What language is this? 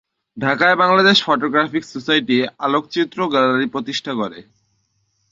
Bangla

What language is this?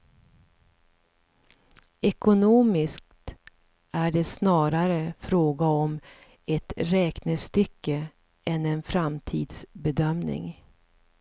Swedish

